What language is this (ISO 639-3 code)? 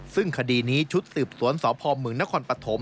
tha